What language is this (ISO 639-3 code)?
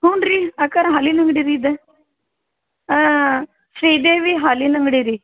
kan